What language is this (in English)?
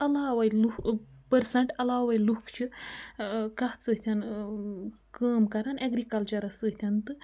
Kashmiri